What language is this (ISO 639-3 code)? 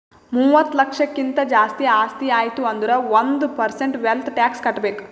kan